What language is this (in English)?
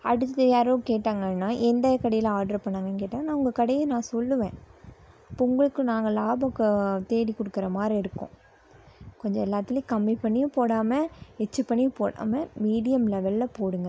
Tamil